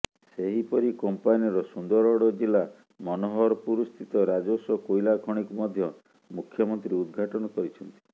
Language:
Odia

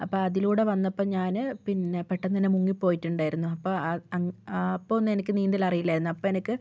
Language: Malayalam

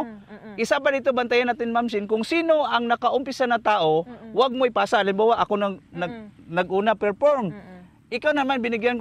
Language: Filipino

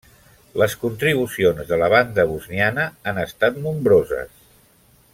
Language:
Catalan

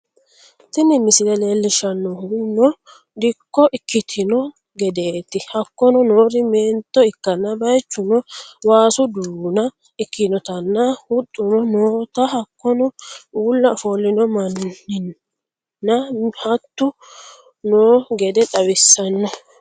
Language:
Sidamo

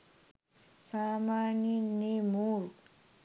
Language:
Sinhala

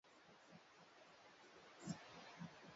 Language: Swahili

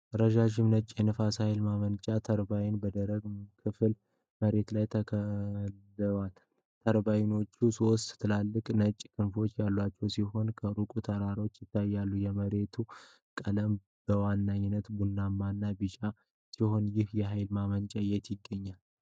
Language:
Amharic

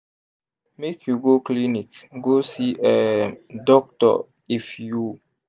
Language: Nigerian Pidgin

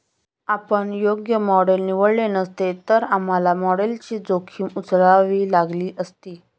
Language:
Marathi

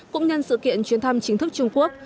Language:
Vietnamese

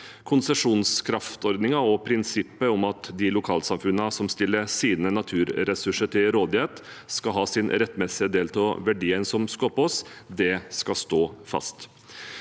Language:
Norwegian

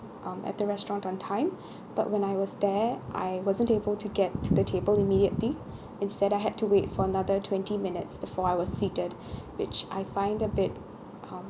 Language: English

